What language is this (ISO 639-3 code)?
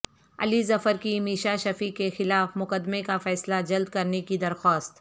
urd